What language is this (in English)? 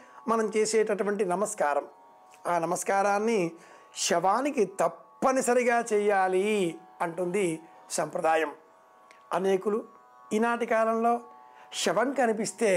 Telugu